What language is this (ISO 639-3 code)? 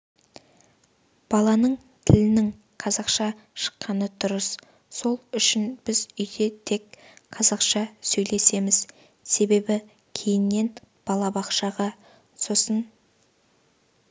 kaz